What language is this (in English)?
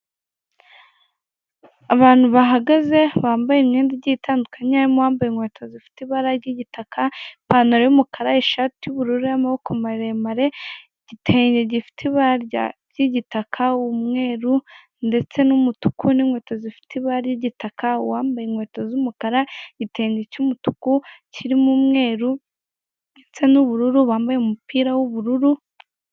Kinyarwanda